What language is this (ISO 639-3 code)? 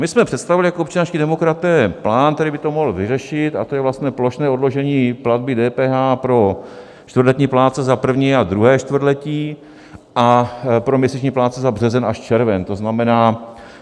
ces